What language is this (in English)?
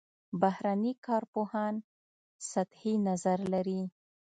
Pashto